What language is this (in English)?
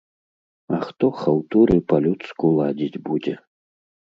Belarusian